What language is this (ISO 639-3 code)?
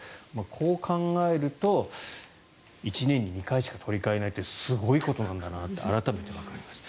jpn